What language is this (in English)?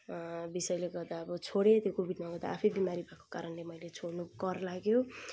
Nepali